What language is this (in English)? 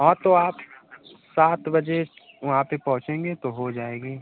Hindi